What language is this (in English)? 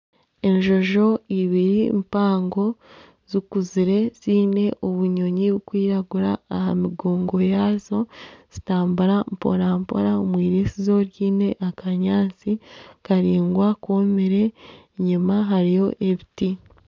Nyankole